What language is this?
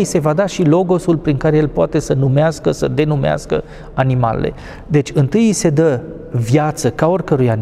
Romanian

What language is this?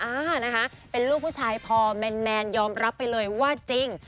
Thai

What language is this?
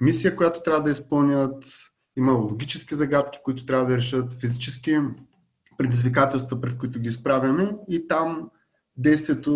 Bulgarian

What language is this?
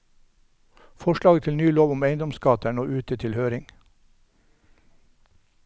Norwegian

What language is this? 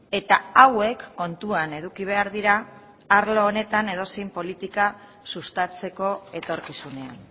Basque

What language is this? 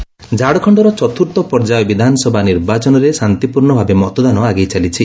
Odia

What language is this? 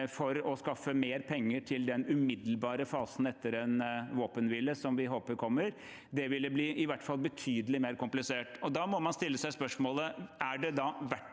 Norwegian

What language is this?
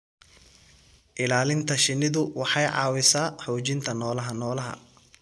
Somali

